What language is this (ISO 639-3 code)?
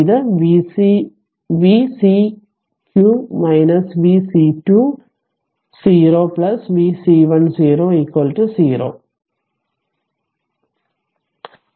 mal